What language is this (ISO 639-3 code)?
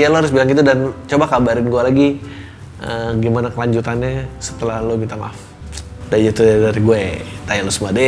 ind